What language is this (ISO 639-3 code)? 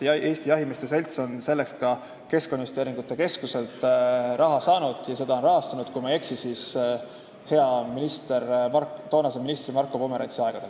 est